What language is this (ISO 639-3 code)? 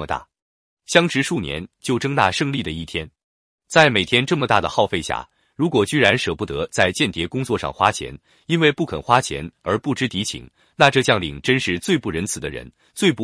zho